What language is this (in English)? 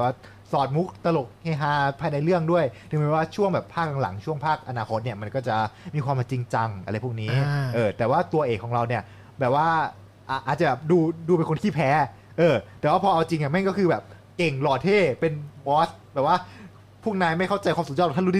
Thai